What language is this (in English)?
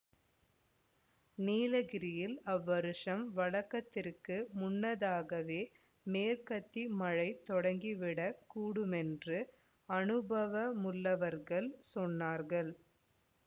Tamil